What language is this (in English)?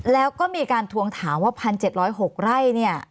Thai